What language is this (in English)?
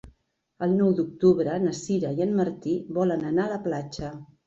Catalan